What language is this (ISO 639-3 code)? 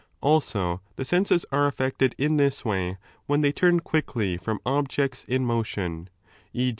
eng